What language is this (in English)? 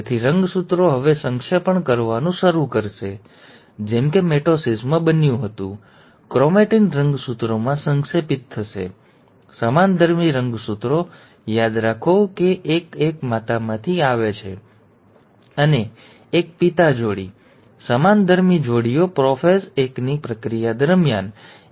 Gujarati